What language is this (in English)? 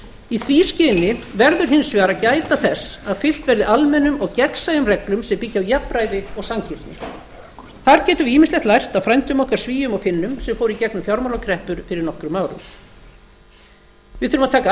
Icelandic